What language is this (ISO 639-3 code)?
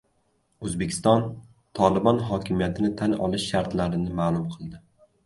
uzb